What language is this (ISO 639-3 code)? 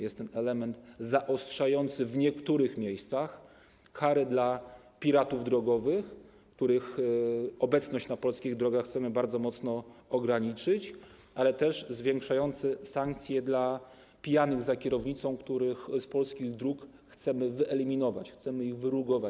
pol